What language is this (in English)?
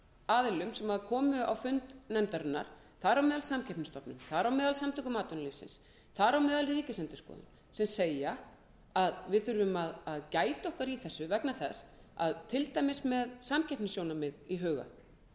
Icelandic